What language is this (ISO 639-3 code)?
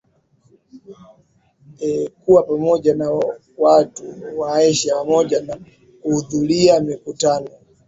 swa